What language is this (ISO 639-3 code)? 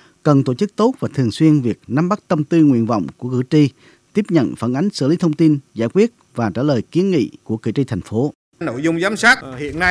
vie